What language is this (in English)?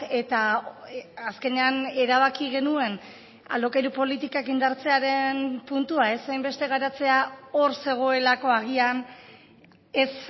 Basque